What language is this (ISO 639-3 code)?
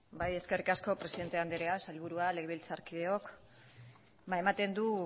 eus